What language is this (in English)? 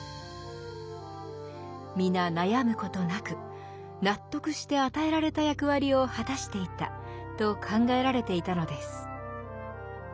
Japanese